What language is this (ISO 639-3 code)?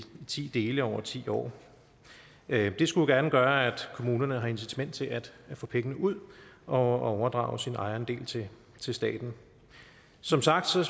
dan